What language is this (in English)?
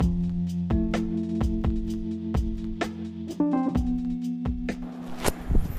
Bangla